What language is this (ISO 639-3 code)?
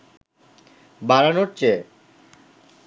ben